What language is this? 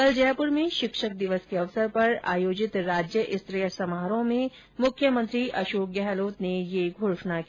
Hindi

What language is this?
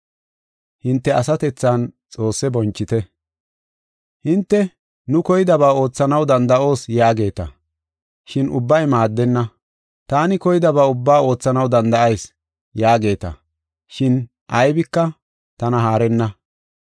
Gofa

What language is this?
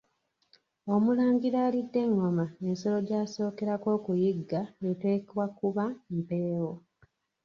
Ganda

